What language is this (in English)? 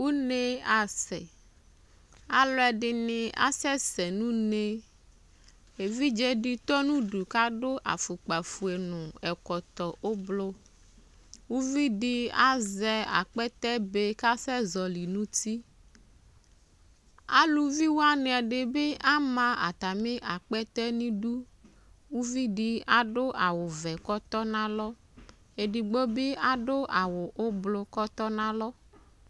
Ikposo